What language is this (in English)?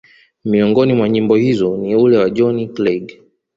Swahili